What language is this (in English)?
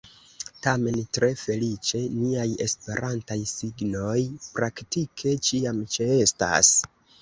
Esperanto